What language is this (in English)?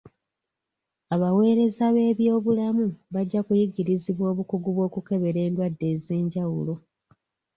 Ganda